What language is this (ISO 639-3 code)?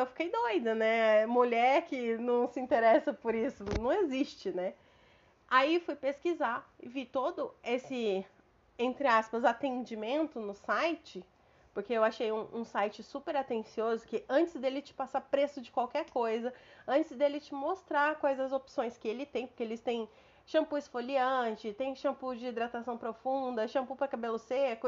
por